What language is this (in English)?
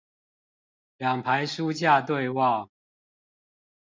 Chinese